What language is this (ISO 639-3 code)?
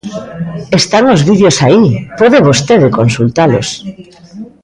glg